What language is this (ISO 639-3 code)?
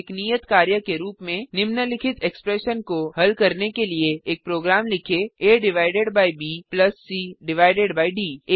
hin